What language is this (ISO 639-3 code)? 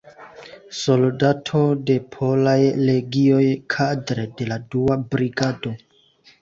epo